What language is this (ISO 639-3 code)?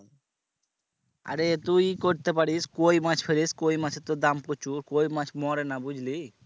ben